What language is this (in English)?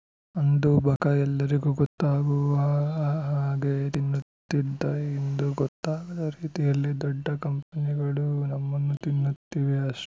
Kannada